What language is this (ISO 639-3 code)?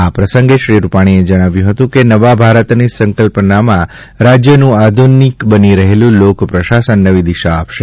guj